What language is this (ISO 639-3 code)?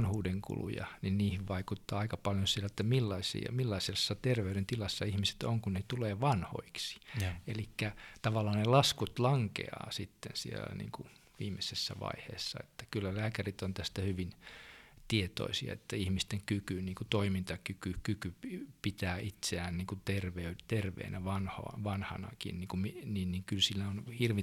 fin